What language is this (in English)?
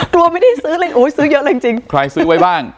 Thai